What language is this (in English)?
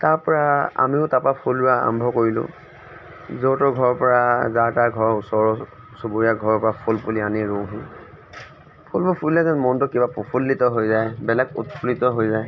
Assamese